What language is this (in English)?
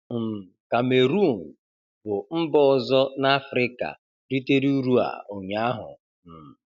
Igbo